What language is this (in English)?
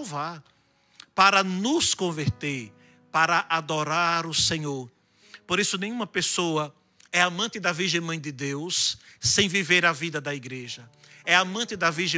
Portuguese